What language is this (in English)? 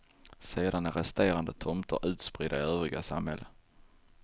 Swedish